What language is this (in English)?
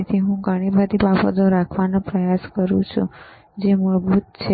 Gujarati